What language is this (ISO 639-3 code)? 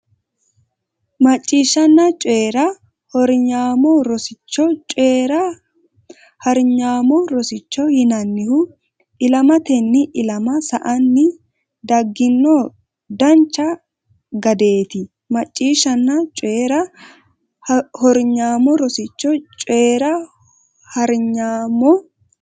sid